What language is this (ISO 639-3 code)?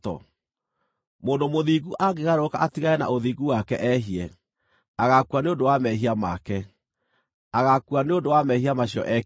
kik